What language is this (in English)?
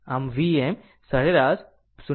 Gujarati